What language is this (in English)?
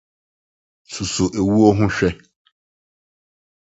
Akan